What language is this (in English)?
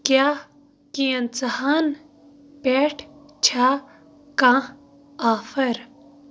Kashmiri